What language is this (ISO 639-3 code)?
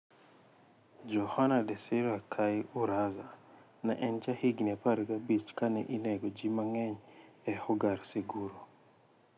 luo